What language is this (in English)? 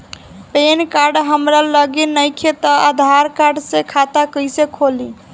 Bhojpuri